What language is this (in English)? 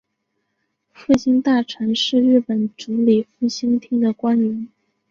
Chinese